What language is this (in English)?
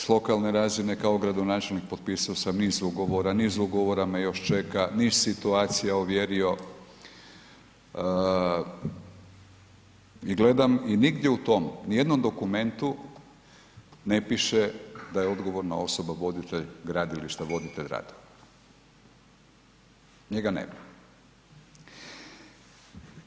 Croatian